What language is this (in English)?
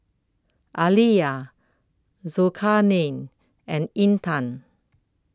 English